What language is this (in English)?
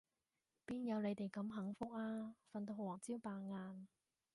Cantonese